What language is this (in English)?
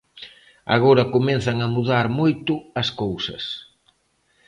Galician